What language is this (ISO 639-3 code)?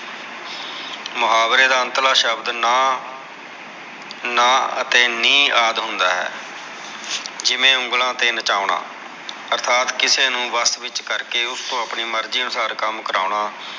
pan